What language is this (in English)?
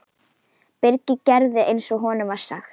Icelandic